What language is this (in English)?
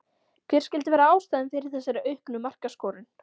Icelandic